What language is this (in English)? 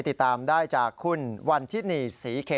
Thai